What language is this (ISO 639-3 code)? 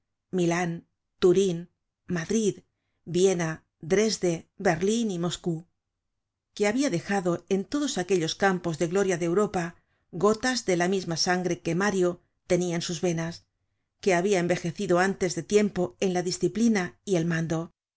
spa